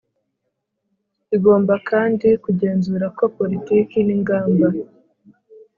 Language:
Kinyarwanda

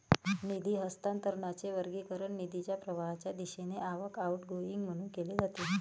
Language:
Marathi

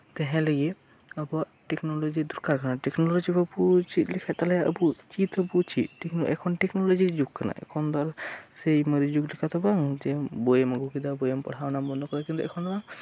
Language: Santali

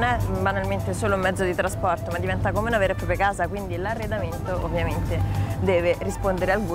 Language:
Italian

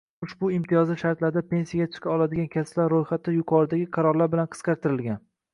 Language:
Uzbek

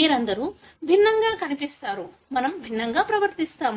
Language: Telugu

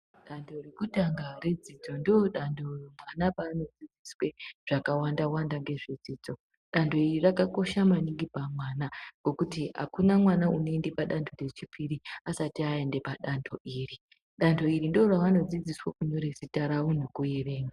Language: Ndau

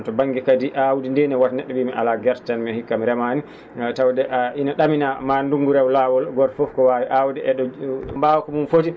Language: Fula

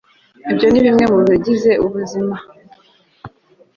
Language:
Kinyarwanda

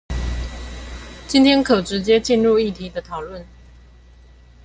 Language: Chinese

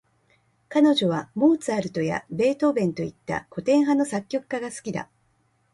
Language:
Japanese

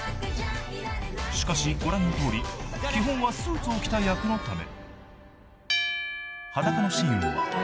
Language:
Japanese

